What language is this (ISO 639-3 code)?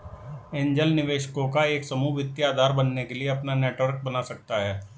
hin